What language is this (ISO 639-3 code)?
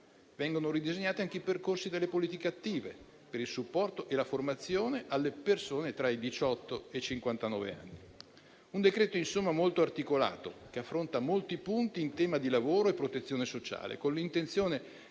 ita